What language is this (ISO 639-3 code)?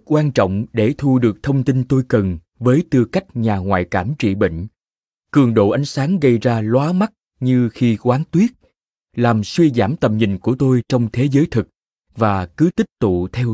vie